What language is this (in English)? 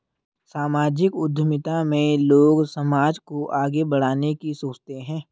Hindi